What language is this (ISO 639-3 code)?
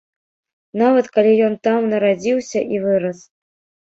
bel